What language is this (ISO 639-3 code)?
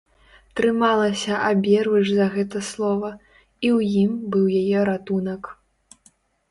bel